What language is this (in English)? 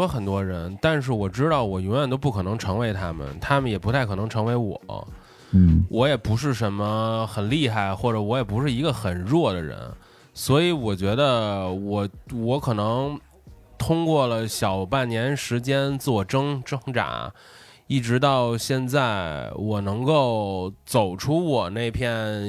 Chinese